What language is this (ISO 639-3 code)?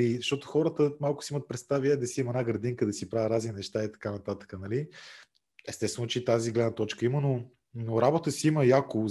bul